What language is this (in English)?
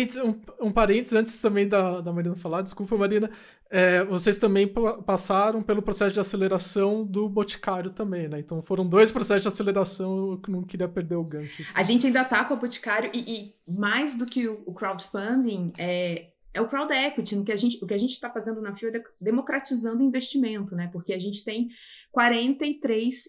Portuguese